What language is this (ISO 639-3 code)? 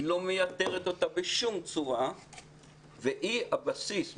heb